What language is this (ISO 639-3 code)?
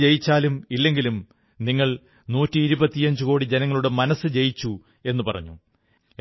mal